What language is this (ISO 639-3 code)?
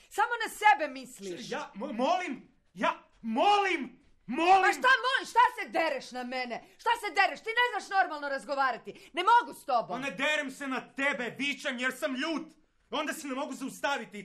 hrv